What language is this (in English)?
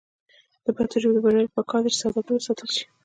Pashto